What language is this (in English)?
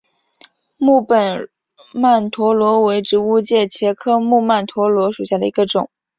Chinese